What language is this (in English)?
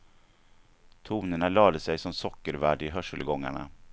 Swedish